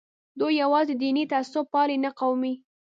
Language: Pashto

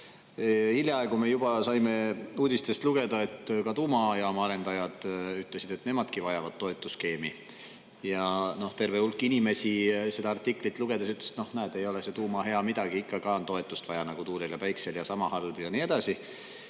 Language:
Estonian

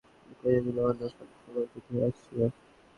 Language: Bangla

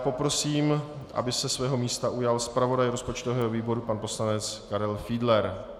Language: Czech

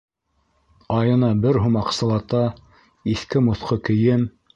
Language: Bashkir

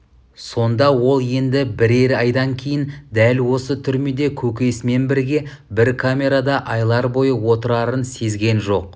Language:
Kazakh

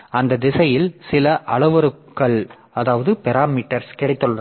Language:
Tamil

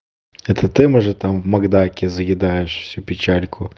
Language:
Russian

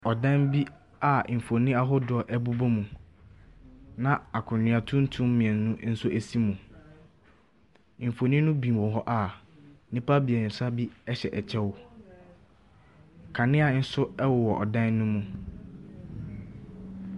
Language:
Akan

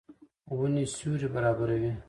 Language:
Pashto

